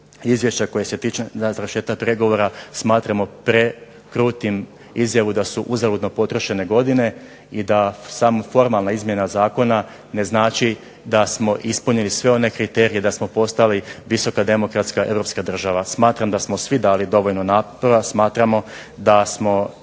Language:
Croatian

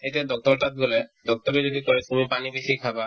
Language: Assamese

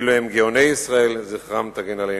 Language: Hebrew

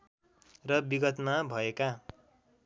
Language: Nepali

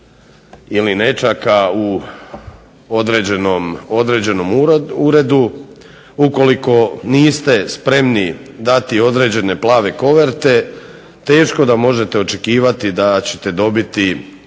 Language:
Croatian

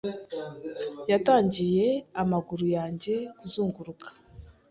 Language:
Kinyarwanda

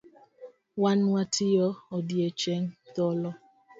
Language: Luo (Kenya and Tanzania)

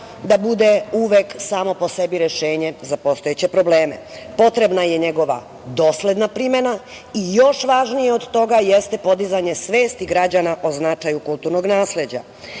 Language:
Serbian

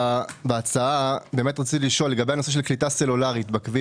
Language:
Hebrew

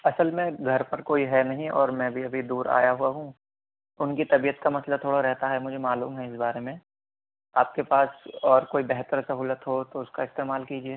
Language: Urdu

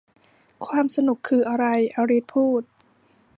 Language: Thai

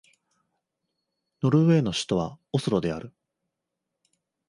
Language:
Japanese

